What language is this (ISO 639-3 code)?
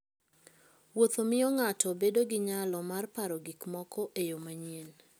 luo